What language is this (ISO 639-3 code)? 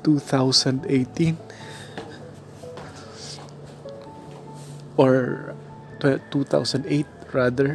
fil